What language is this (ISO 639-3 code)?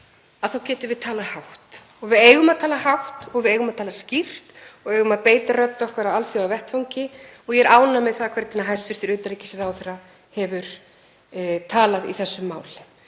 isl